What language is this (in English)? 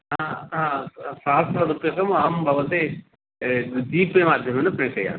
Sanskrit